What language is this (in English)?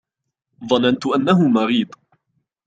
Arabic